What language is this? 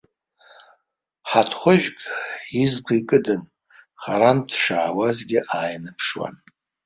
Abkhazian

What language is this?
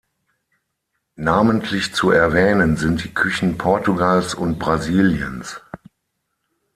German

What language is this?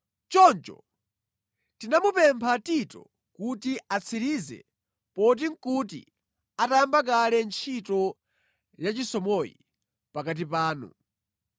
Nyanja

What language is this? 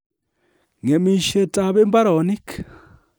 Kalenjin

